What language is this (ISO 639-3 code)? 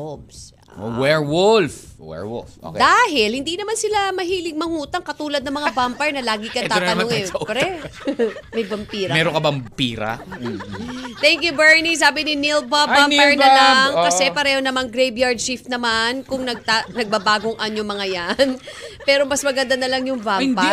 fil